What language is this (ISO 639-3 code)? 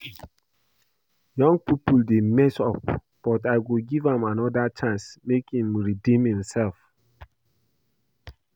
pcm